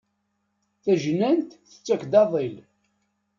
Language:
Kabyle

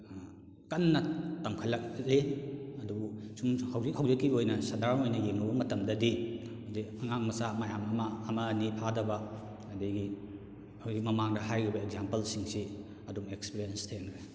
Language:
Manipuri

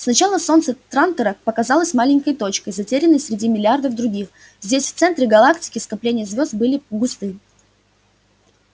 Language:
Russian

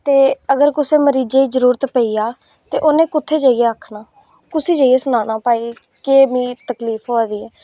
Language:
Dogri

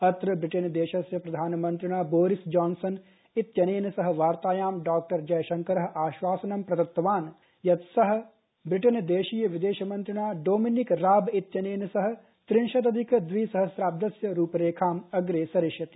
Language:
Sanskrit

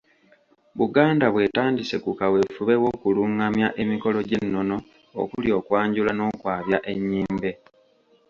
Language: Ganda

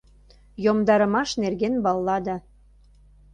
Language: Mari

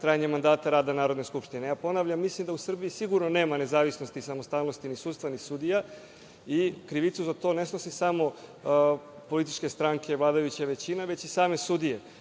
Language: Serbian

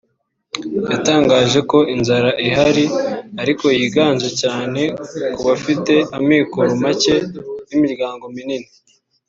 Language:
Kinyarwanda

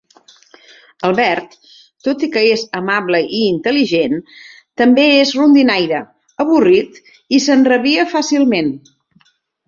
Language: Catalan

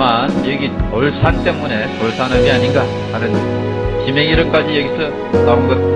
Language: Korean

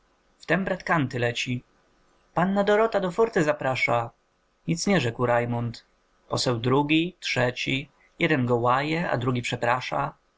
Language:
Polish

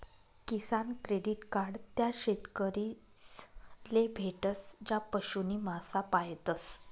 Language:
Marathi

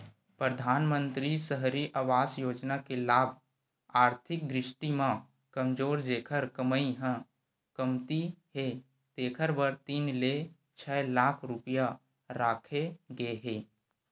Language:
Chhattisgarhi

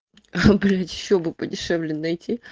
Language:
Russian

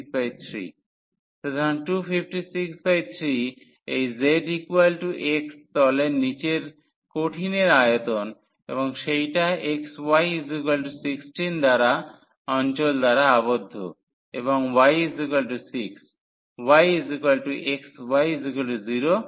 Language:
Bangla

